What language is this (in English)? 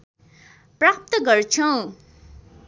Nepali